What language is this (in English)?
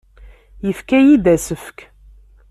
Kabyle